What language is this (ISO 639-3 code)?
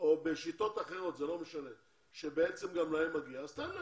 heb